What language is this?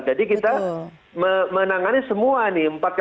Indonesian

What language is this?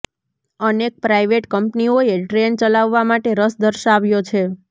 Gujarati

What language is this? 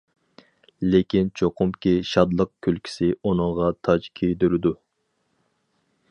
Uyghur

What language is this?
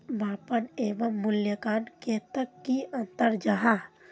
Magahi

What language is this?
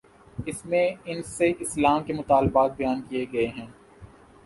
Urdu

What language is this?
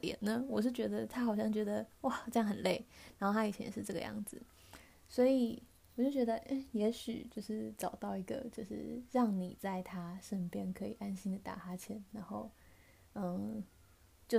Chinese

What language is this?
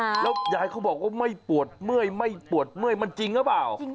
Thai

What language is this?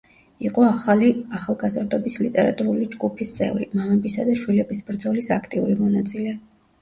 Georgian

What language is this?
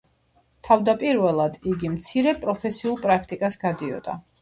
Georgian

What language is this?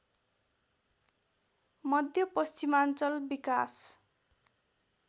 Nepali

